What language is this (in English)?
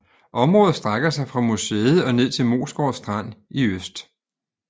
Danish